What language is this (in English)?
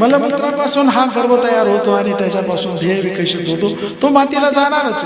Marathi